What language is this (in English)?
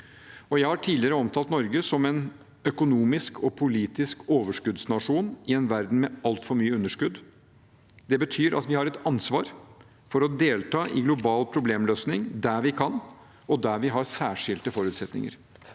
Norwegian